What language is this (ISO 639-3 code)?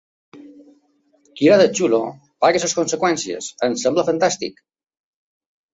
cat